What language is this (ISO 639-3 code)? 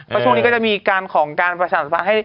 tha